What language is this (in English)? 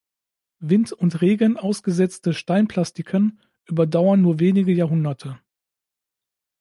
German